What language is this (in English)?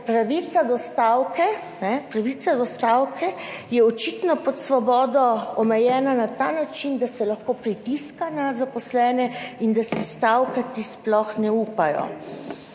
Slovenian